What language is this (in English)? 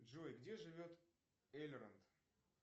Russian